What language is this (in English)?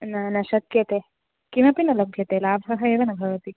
Sanskrit